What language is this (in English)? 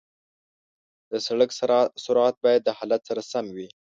Pashto